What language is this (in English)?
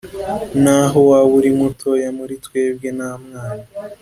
Kinyarwanda